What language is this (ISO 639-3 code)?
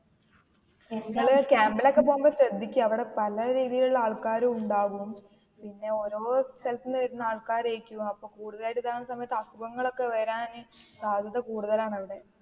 mal